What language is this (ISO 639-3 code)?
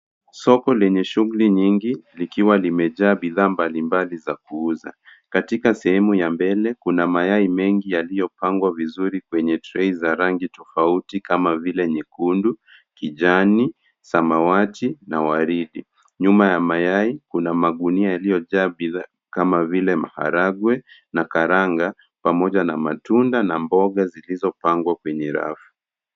swa